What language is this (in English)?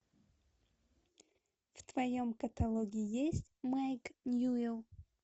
Russian